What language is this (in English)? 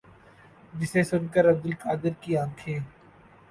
Urdu